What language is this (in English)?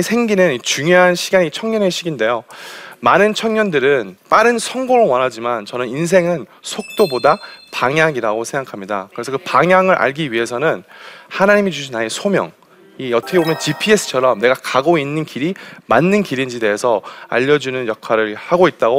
Korean